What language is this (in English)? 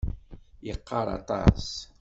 Kabyle